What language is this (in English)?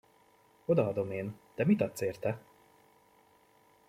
Hungarian